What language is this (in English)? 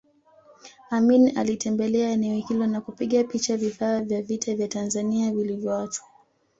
Swahili